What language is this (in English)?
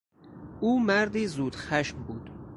Persian